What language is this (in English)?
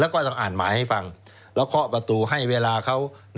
Thai